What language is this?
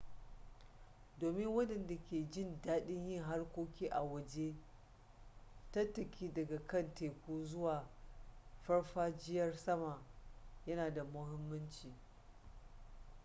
Hausa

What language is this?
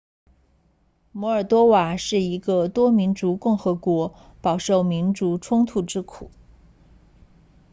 Chinese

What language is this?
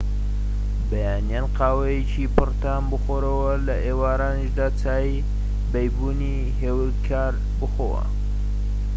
Central Kurdish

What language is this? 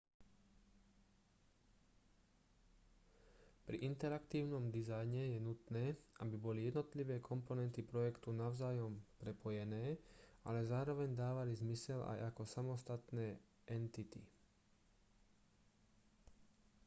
Slovak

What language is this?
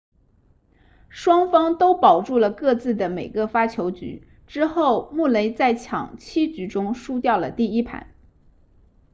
Chinese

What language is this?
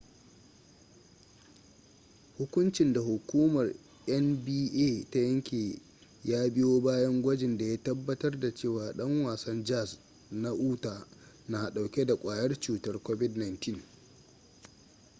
Hausa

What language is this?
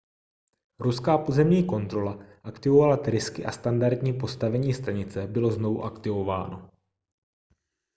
Czech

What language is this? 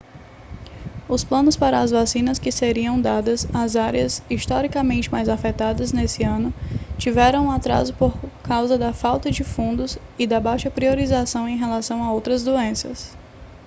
Portuguese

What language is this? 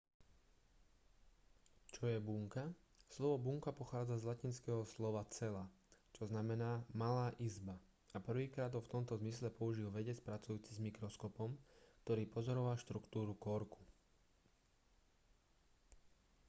Slovak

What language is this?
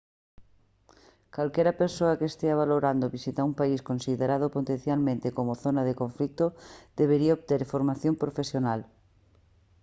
Galician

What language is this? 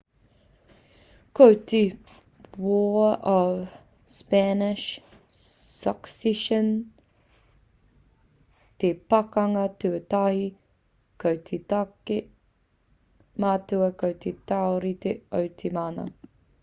Māori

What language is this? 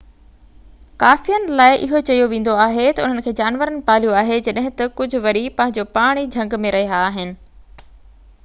Sindhi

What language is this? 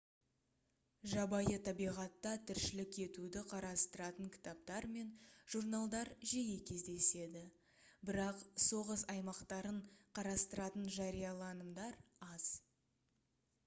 Kazakh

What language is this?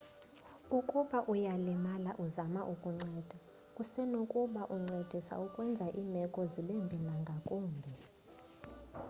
Xhosa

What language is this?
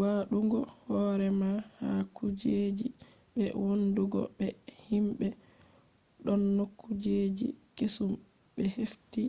Fula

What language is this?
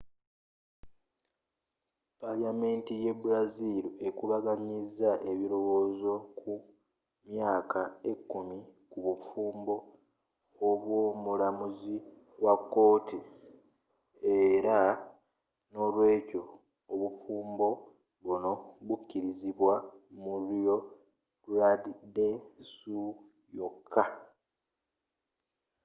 Ganda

